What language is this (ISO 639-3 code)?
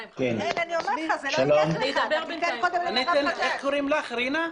heb